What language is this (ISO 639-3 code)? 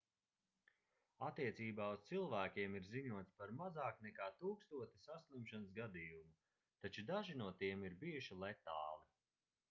lav